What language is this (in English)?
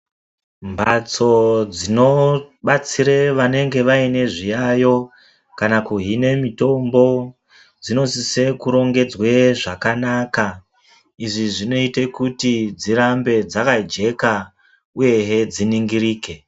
Ndau